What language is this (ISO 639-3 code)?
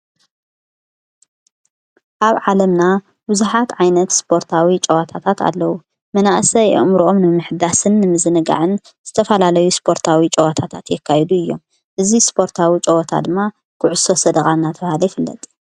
tir